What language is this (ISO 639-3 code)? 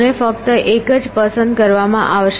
guj